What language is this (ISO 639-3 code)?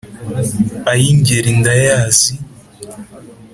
kin